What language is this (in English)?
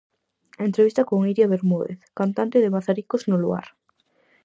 Galician